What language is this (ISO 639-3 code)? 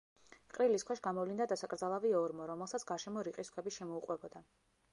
kat